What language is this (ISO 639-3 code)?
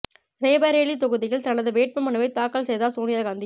tam